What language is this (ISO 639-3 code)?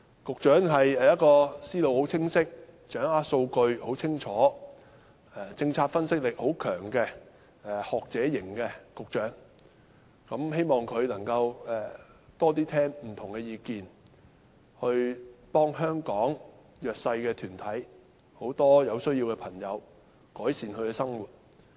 yue